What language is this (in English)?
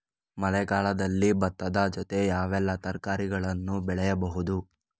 Kannada